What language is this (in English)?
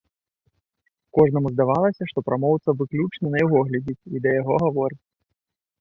Belarusian